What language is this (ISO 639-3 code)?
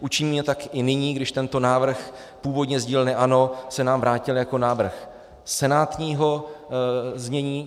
ces